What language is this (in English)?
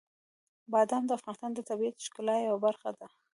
Pashto